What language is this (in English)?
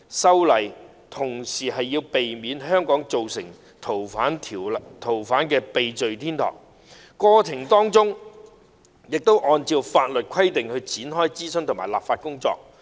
Cantonese